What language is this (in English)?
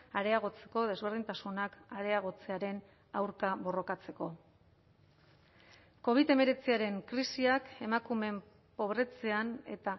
Basque